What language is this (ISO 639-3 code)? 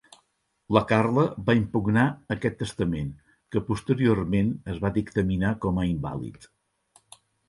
cat